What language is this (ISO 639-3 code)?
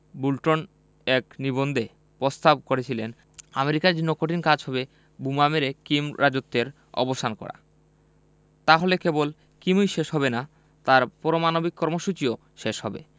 ben